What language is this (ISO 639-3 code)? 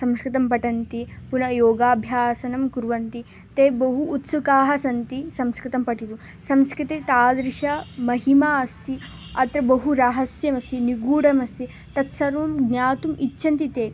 san